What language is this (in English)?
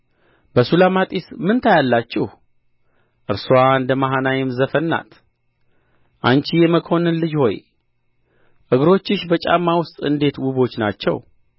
Amharic